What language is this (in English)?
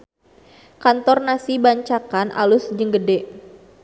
Sundanese